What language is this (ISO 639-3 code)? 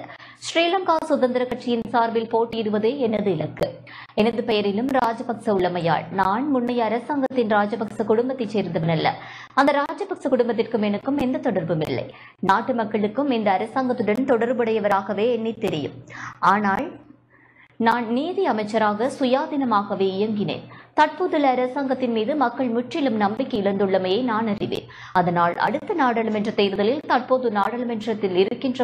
tam